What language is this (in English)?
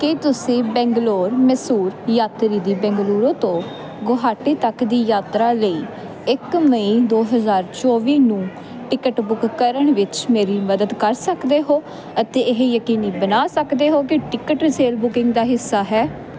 Punjabi